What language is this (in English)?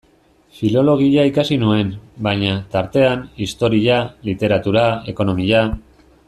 Basque